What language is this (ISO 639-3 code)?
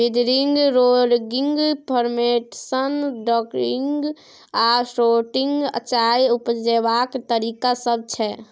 mai